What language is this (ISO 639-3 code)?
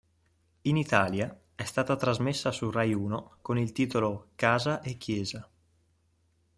ita